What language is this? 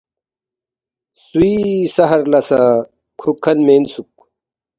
Balti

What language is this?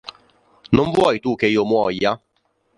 Italian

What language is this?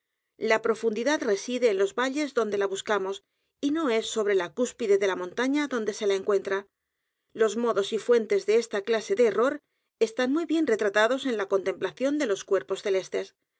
Spanish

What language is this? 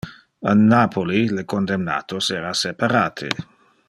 Interlingua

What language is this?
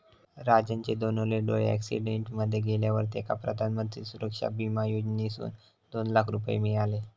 Marathi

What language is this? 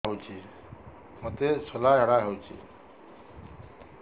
Odia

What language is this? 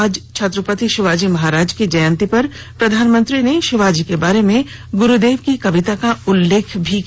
Hindi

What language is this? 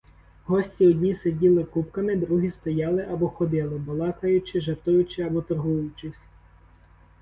Ukrainian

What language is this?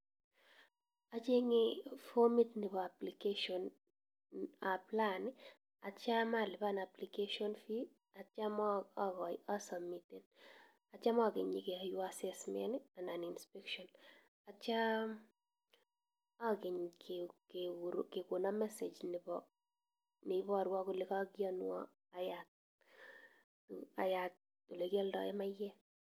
Kalenjin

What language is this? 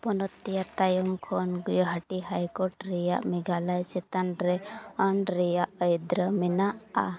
Santali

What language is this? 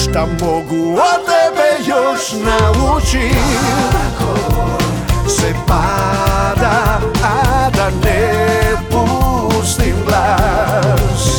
Croatian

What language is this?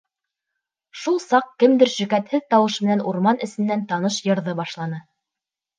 Bashkir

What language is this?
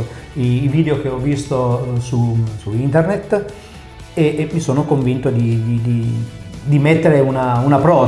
Italian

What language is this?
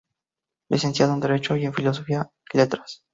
Spanish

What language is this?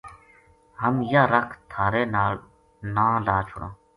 Gujari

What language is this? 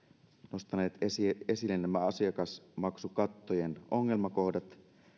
Finnish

